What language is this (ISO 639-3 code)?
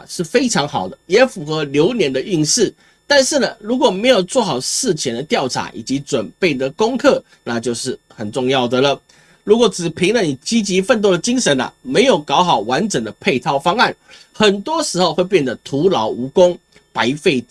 zho